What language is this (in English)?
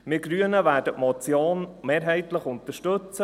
Swiss German